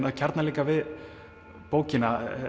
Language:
Icelandic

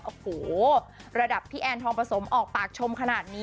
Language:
Thai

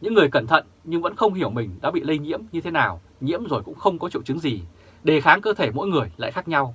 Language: Vietnamese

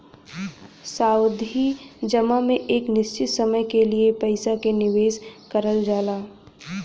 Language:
Bhojpuri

